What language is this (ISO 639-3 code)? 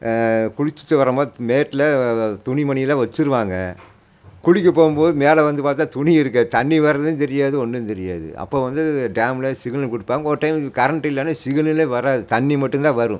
tam